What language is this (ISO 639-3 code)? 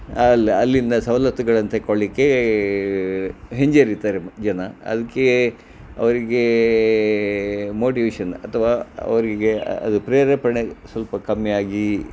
kan